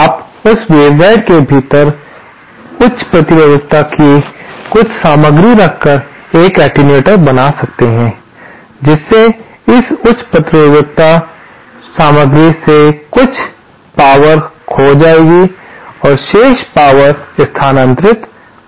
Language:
Hindi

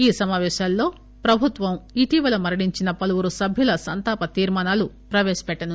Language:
Telugu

